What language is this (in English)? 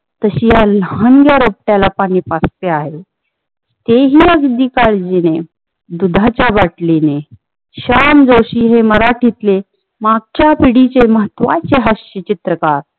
Marathi